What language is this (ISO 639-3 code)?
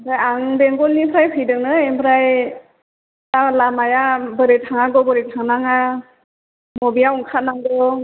brx